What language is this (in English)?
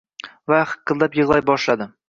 Uzbek